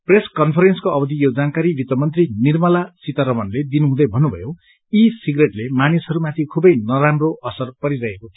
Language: Nepali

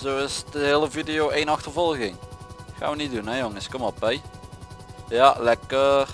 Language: Dutch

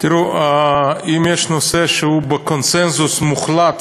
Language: Hebrew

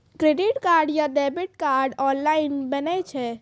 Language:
Maithili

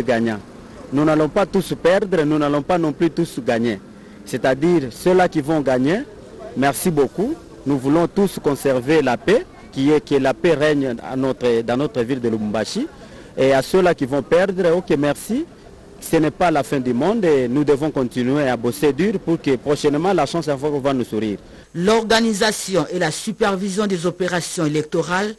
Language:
French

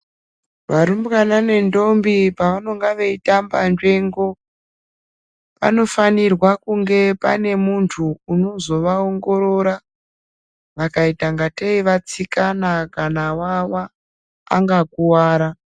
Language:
Ndau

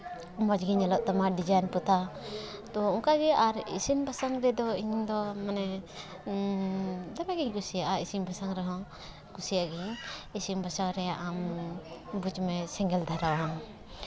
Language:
Santali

